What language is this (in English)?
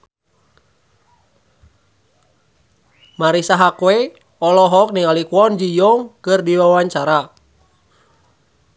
Sundanese